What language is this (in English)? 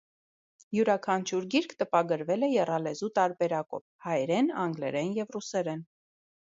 Armenian